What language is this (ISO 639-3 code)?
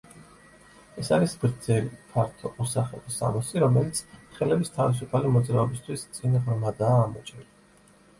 kat